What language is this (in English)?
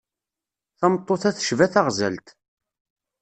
Kabyle